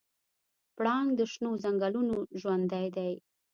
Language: Pashto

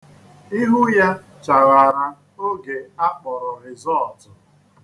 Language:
Igbo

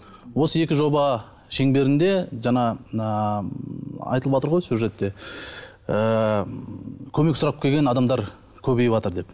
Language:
Kazakh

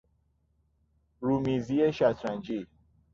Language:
Persian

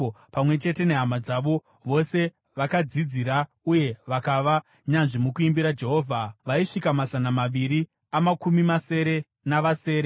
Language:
Shona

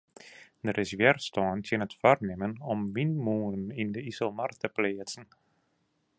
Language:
Western Frisian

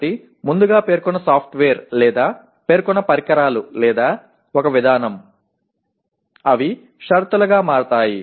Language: Telugu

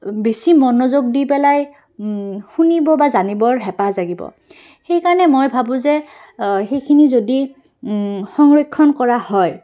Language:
Assamese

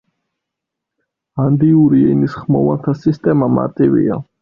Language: Georgian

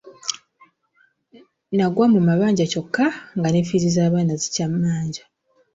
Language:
Ganda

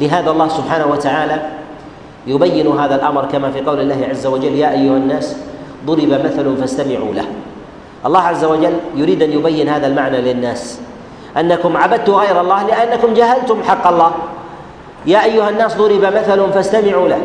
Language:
Arabic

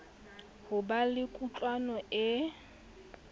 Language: Southern Sotho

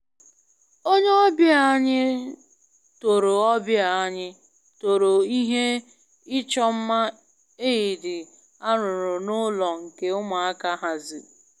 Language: Igbo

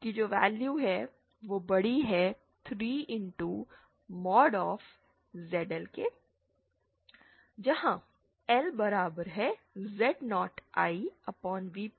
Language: Hindi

